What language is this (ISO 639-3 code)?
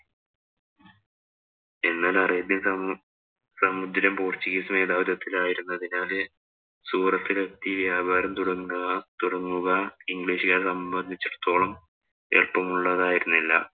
mal